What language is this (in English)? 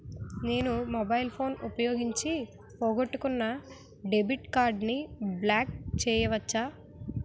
Telugu